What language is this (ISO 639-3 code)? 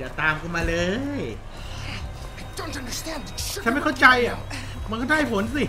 tha